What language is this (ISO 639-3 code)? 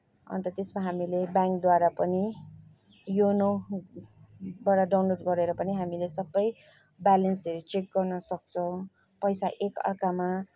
nep